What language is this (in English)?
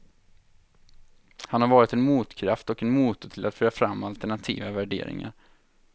Swedish